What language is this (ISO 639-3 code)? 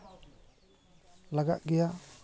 sat